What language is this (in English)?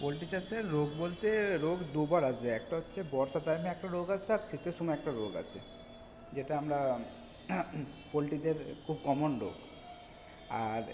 Bangla